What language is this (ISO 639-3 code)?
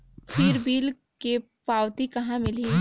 hne